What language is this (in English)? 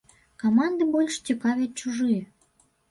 Belarusian